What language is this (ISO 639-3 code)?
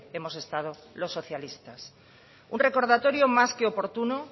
spa